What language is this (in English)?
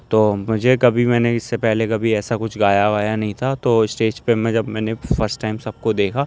Urdu